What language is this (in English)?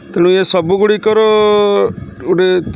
Odia